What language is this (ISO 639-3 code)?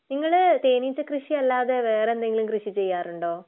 mal